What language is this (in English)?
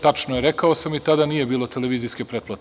Serbian